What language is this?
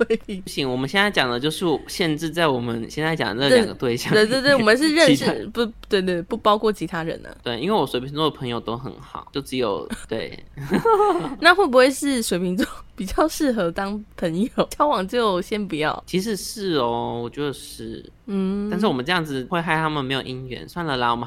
Chinese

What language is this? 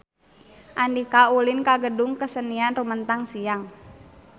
Sundanese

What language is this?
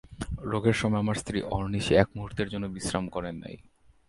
Bangla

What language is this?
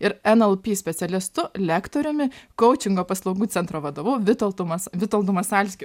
Lithuanian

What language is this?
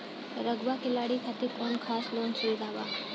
Bhojpuri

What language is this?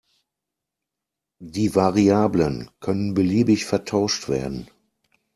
German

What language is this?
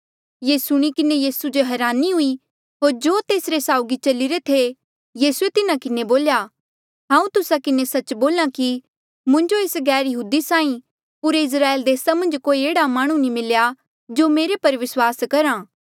Mandeali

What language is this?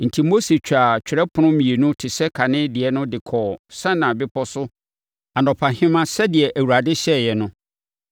Akan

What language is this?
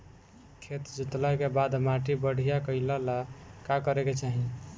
Bhojpuri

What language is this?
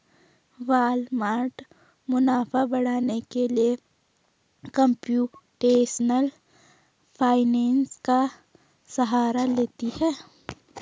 Hindi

